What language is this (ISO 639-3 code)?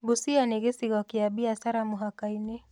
kik